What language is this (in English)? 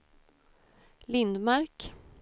Swedish